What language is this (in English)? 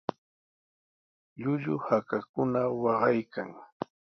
Sihuas Ancash Quechua